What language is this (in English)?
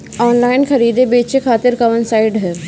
Bhojpuri